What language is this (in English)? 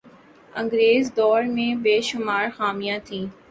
Urdu